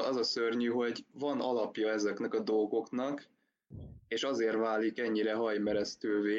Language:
Hungarian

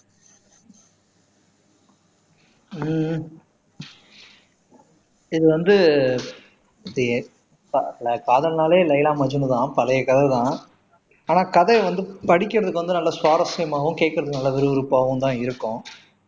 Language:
Tamil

